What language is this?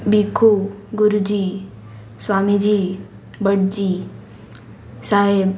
Konkani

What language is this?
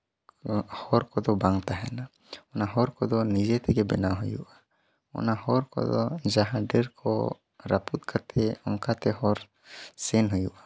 Santali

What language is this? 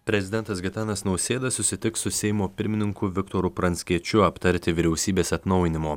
Lithuanian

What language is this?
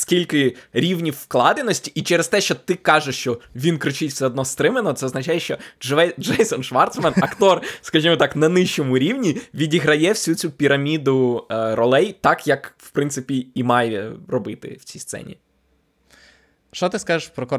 Ukrainian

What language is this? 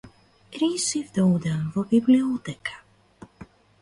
Macedonian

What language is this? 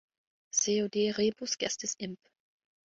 German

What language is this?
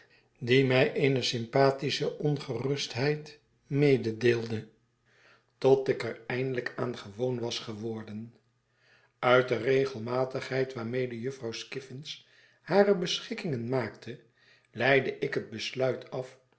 Dutch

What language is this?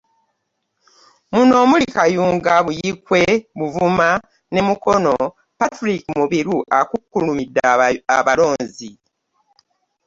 Ganda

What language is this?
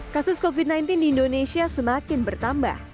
Indonesian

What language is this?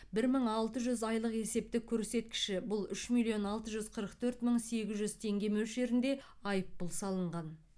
Kazakh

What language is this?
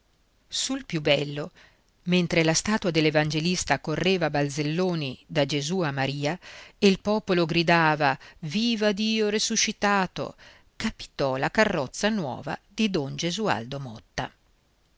Italian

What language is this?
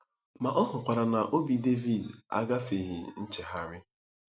Igbo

